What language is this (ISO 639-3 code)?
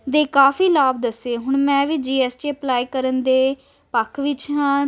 pan